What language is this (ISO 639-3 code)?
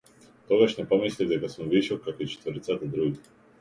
mkd